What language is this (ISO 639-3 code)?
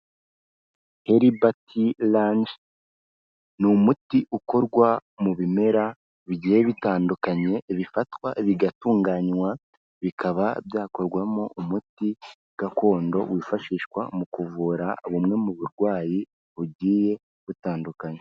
kin